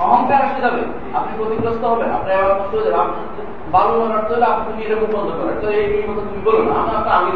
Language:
Bangla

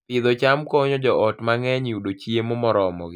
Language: Luo (Kenya and Tanzania)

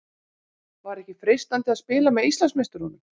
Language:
Icelandic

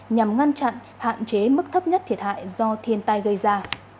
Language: Vietnamese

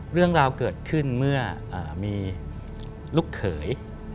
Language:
Thai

